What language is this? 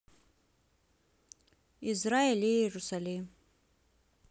Russian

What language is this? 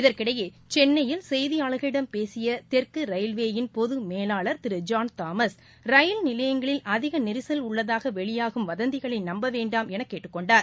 Tamil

